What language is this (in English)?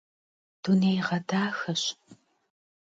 Kabardian